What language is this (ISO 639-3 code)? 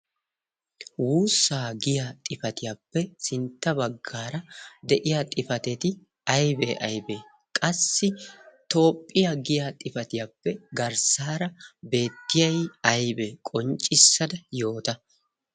wal